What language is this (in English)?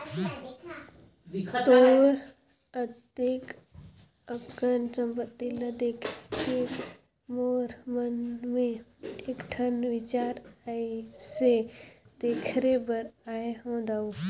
Chhattisgarhi